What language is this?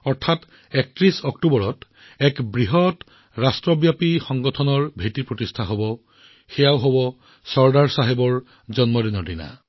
Assamese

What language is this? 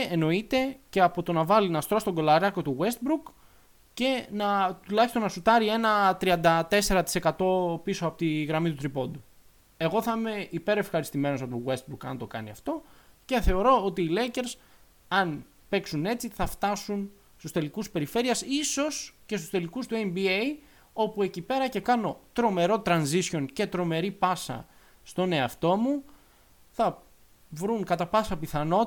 Greek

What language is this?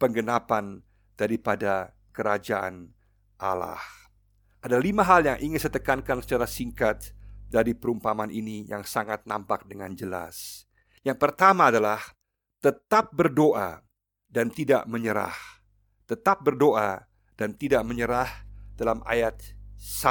Indonesian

